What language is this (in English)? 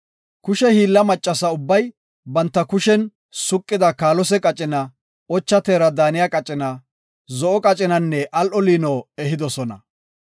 Gofa